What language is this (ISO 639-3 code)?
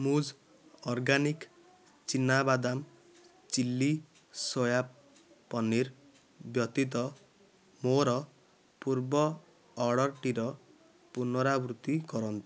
ori